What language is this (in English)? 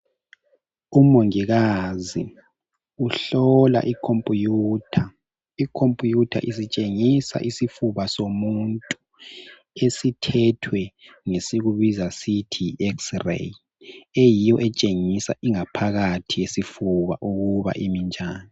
North Ndebele